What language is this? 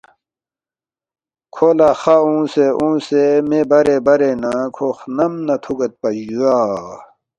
Balti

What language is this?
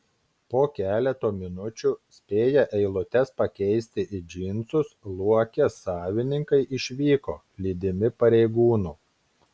Lithuanian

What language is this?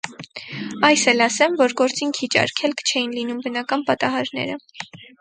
Armenian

